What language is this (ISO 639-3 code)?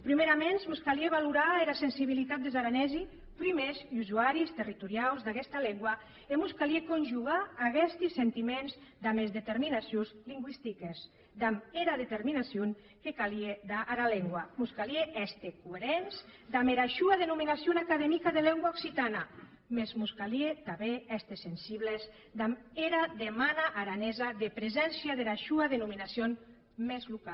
cat